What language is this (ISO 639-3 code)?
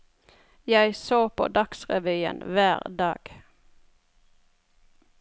nor